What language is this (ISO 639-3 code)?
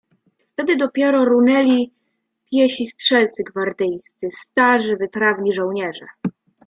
pol